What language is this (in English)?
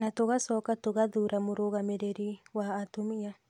Kikuyu